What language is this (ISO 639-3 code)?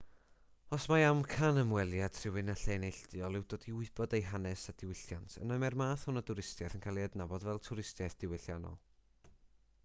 cym